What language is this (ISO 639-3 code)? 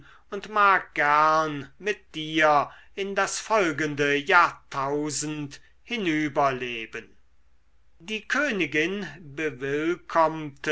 deu